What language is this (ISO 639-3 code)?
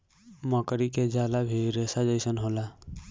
bho